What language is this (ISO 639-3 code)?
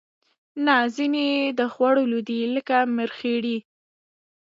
pus